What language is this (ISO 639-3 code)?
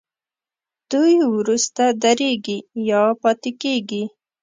pus